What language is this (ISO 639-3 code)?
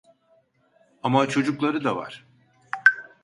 tur